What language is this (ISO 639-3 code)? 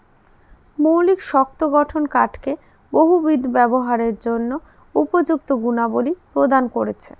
ben